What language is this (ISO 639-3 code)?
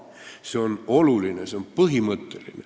est